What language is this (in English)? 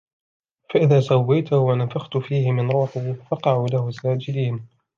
Arabic